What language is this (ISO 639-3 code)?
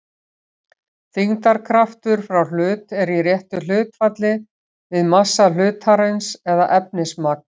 isl